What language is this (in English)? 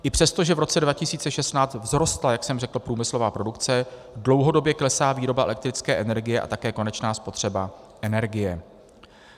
Czech